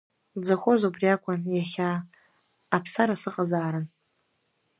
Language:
Abkhazian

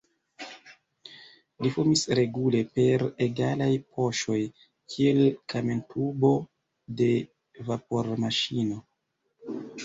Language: Esperanto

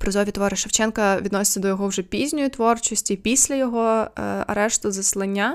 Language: Ukrainian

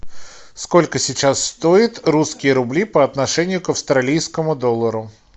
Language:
Russian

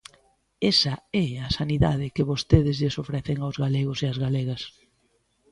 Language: Galician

